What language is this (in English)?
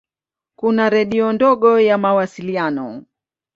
Swahili